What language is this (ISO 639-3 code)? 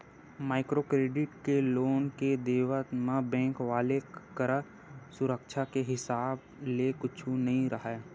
hne